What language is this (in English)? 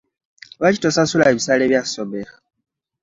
Ganda